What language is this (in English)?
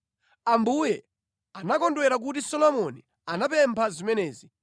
Nyanja